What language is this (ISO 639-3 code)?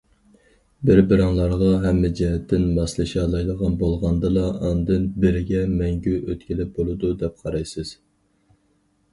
uig